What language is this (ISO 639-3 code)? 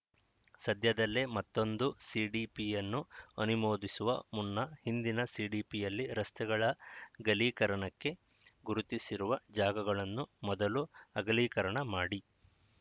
kan